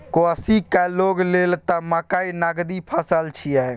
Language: Maithili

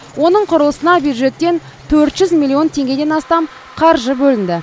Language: Kazakh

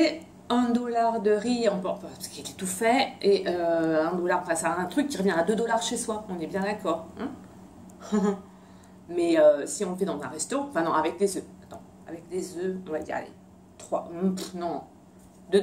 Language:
French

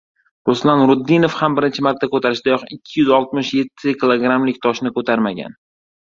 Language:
Uzbek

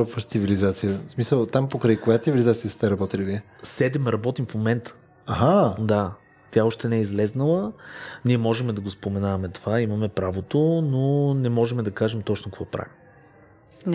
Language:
Bulgarian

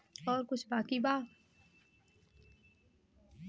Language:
Bhojpuri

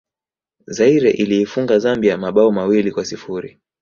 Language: Swahili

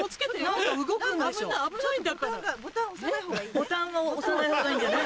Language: Japanese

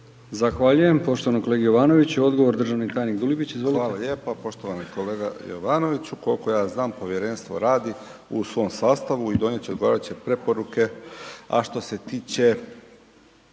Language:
Croatian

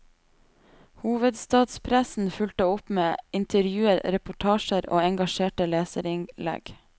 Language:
Norwegian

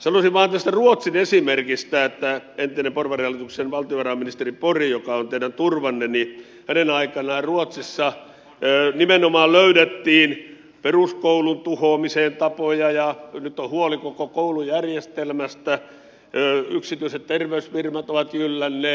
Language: Finnish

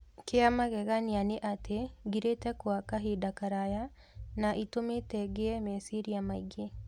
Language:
Kikuyu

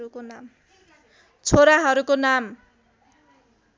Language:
Nepali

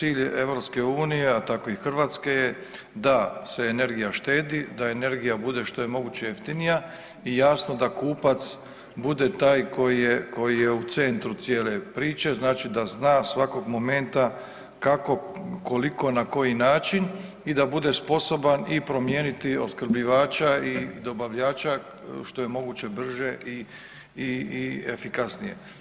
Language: Croatian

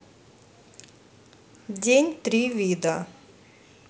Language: Russian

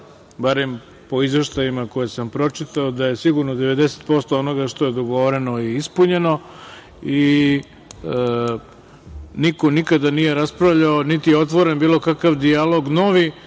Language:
Serbian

